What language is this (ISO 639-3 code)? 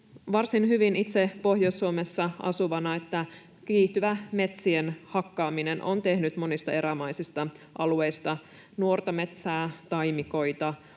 fin